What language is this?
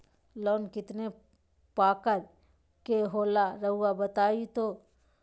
Magahi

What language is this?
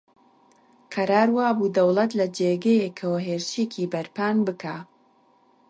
Central Kurdish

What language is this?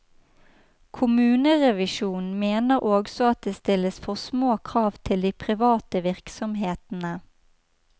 Norwegian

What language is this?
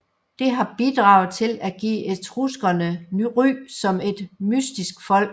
Danish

